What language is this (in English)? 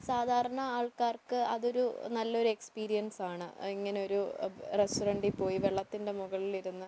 Malayalam